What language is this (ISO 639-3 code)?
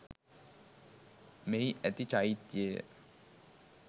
sin